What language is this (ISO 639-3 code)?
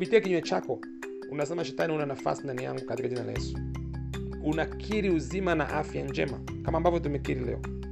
swa